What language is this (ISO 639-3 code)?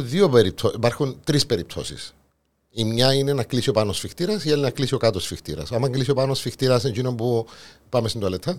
ell